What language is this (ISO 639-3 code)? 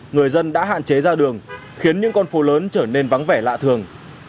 vie